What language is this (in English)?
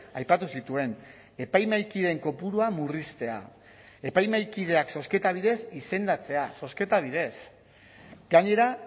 Basque